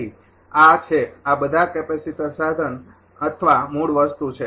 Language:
Gujarati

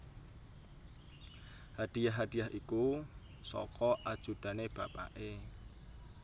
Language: Javanese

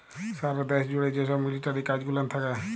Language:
Bangla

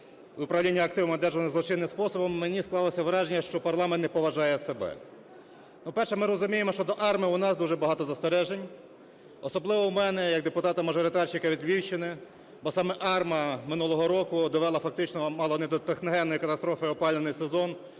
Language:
Ukrainian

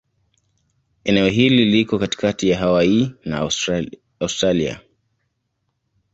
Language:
Swahili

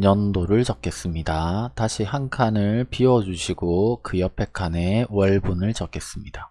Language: Korean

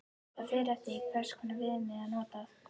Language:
Icelandic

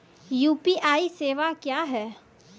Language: Maithili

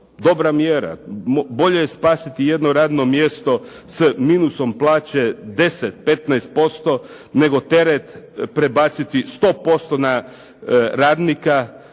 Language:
Croatian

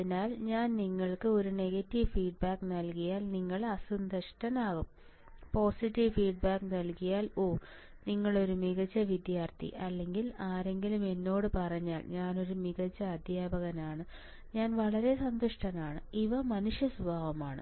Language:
Malayalam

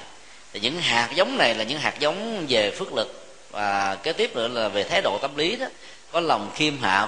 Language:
Vietnamese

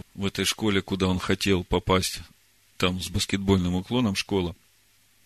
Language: Russian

